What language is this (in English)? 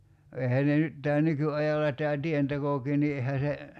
Finnish